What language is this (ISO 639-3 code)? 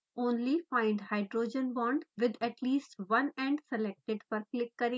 hin